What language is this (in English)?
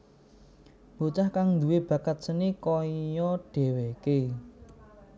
Javanese